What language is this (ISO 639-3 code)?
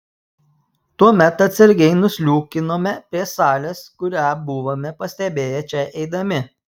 lit